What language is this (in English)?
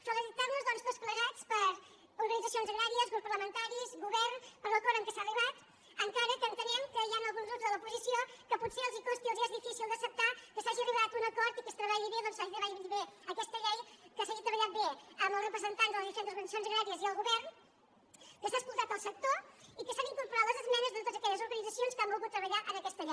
Catalan